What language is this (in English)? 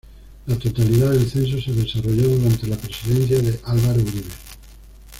Spanish